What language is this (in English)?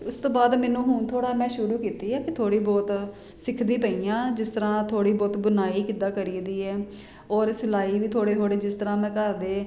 Punjabi